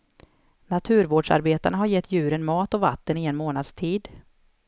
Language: Swedish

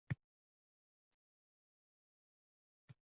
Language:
Uzbek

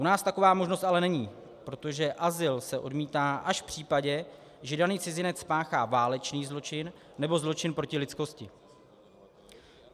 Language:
Czech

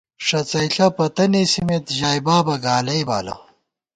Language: Gawar-Bati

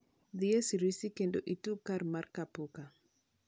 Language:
Luo (Kenya and Tanzania)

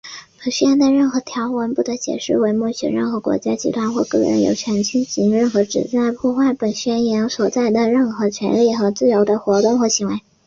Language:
Chinese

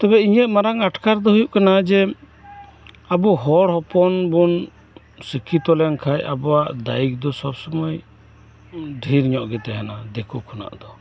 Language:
Santali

